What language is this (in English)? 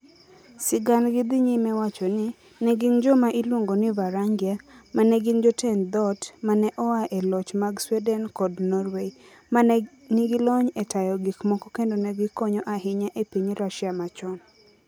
Luo (Kenya and Tanzania)